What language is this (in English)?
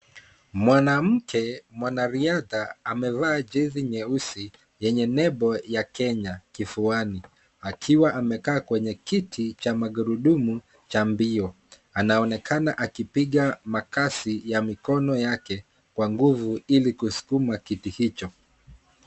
Swahili